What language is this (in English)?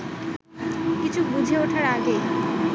Bangla